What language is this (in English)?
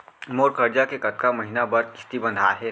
Chhattisgarhi